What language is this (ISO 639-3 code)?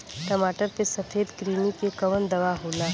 bho